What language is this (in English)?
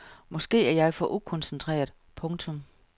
Danish